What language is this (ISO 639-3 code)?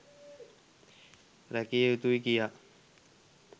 sin